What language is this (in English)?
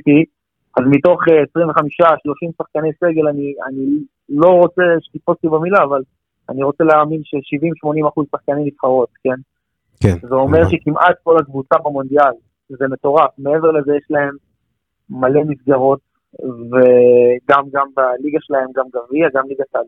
Hebrew